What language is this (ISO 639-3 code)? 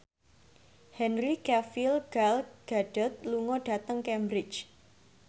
jav